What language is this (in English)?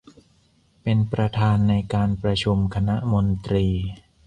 Thai